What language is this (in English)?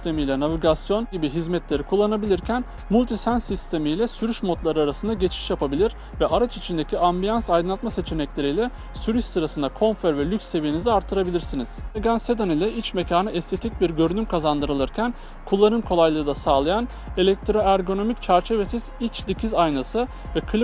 Turkish